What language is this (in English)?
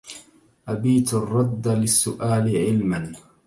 Arabic